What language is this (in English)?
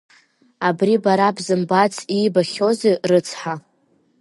Abkhazian